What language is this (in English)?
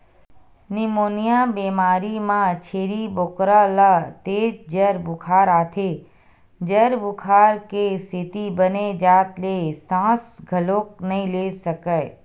Chhattisgarhi